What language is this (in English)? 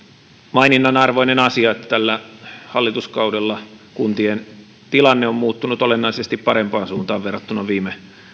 Finnish